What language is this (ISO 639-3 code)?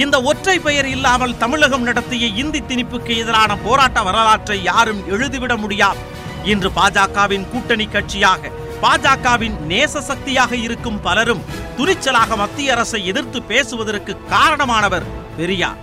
tam